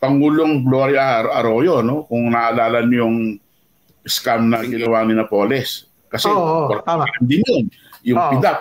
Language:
Filipino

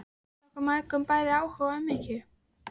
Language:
Icelandic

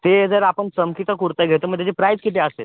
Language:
Marathi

